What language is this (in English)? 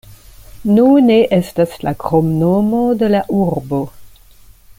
Esperanto